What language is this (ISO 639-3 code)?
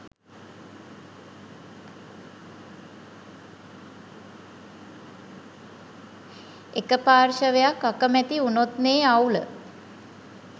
sin